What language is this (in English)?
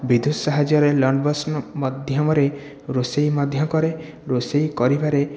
Odia